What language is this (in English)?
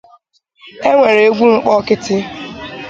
Igbo